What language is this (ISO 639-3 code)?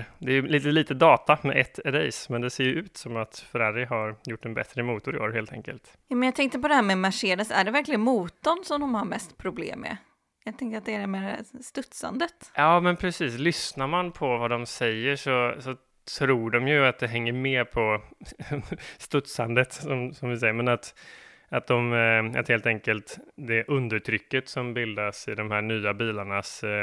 swe